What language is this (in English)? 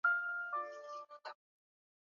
Swahili